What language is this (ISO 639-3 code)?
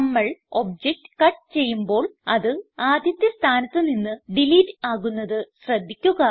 mal